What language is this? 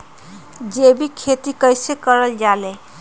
Magahi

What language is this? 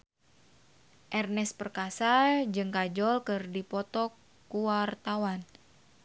Sundanese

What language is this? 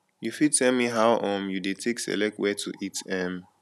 Nigerian Pidgin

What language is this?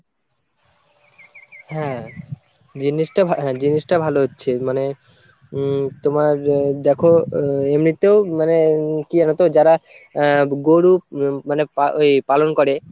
Bangla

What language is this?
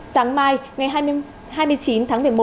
Vietnamese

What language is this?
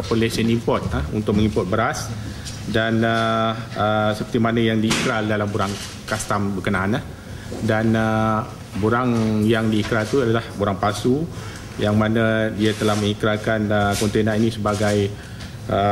Malay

